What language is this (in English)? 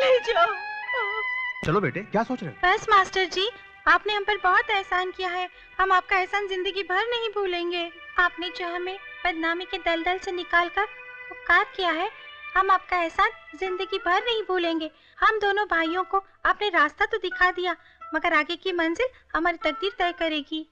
Hindi